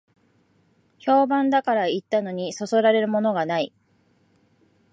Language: Japanese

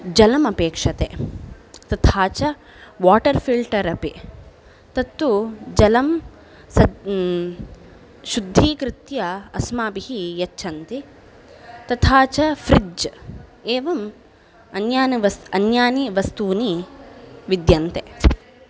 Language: Sanskrit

